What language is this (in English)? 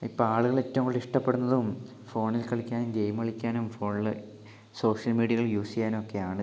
Malayalam